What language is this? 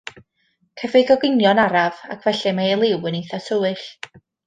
Welsh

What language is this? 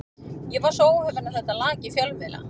Icelandic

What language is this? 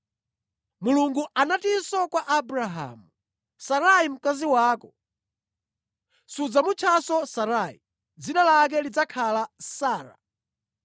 Nyanja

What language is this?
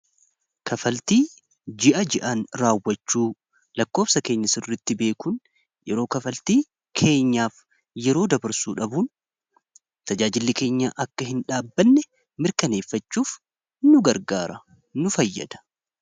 Oromo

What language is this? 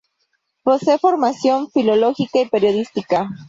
Spanish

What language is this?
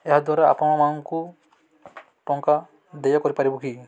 Odia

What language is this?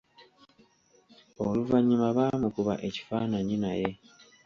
Ganda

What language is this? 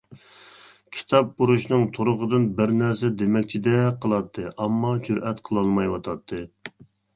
Uyghur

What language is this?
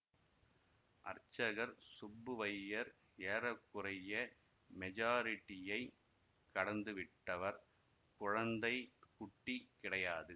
Tamil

